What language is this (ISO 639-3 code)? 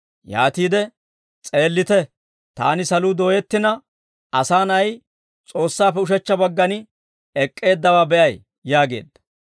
dwr